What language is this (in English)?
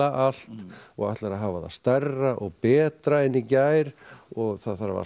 Icelandic